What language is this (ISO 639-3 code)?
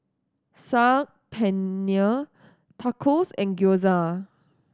eng